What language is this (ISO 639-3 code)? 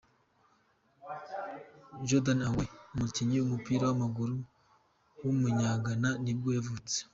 kin